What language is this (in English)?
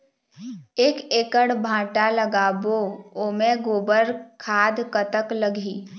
Chhattisgarhi